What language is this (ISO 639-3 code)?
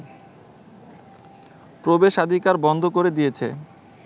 ben